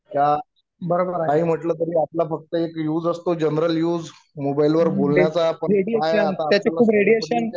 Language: Marathi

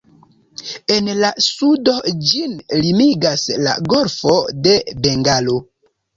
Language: Esperanto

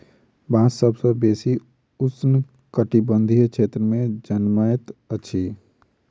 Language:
Maithili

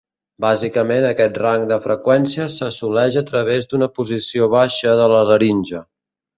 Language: Catalan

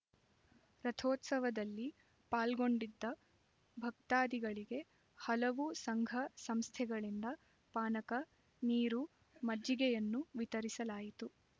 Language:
Kannada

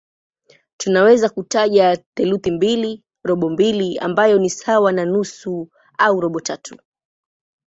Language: Swahili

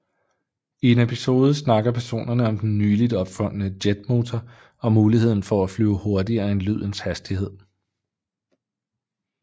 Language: Danish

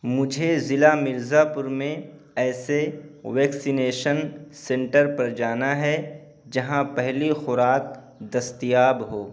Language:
Urdu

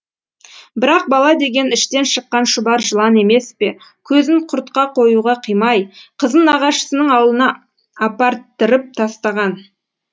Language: Kazakh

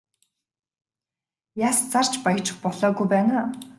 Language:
Mongolian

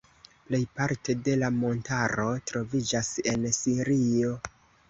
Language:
Esperanto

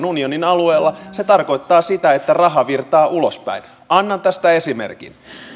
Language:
Finnish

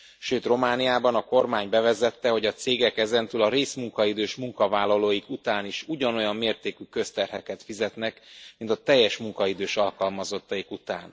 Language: Hungarian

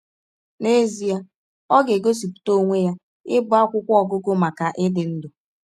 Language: Igbo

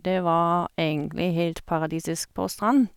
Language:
Norwegian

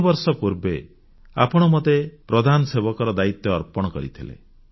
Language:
Odia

